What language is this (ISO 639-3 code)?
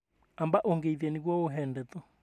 kik